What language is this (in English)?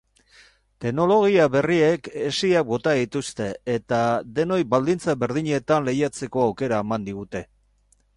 Basque